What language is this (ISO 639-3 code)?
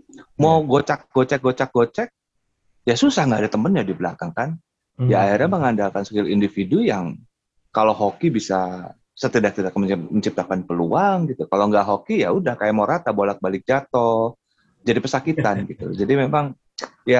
ind